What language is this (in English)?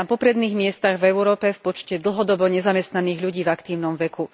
Slovak